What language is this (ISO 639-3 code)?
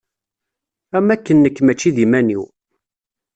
kab